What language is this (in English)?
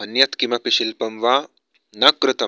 Sanskrit